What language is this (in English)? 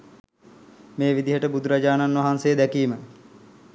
Sinhala